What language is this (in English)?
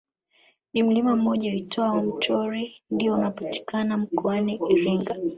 Swahili